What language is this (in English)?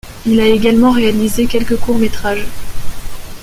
French